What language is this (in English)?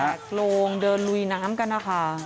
Thai